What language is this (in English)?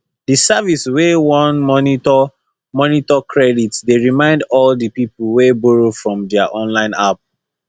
Nigerian Pidgin